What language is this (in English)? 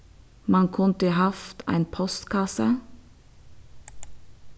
Faroese